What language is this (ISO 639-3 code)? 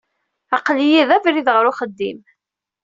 kab